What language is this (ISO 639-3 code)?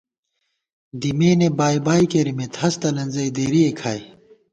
gwt